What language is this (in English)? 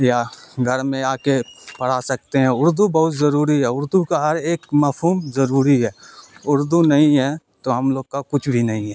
Urdu